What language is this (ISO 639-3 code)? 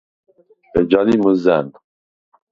sva